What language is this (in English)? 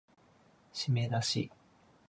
Japanese